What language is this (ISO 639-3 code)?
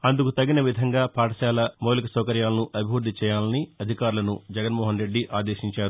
tel